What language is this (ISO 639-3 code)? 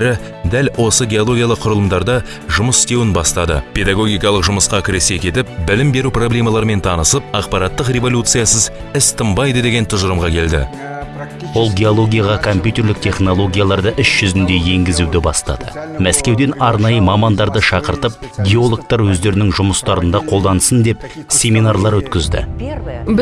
tur